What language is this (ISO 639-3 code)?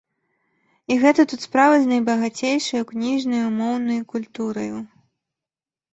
bel